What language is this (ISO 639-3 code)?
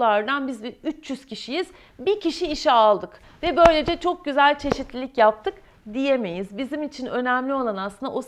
tur